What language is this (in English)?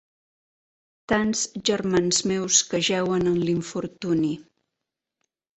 Catalan